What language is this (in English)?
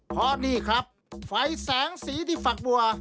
Thai